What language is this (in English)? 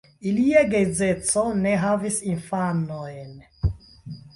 Esperanto